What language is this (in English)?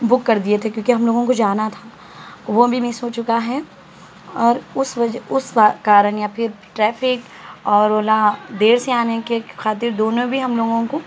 Urdu